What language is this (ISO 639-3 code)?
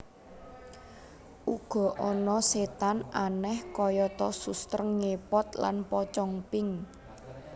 jav